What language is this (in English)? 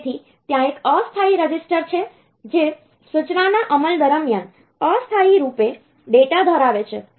Gujarati